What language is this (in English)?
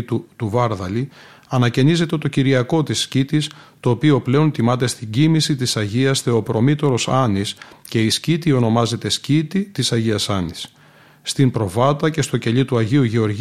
Greek